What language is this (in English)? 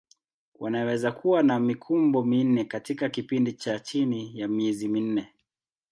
Swahili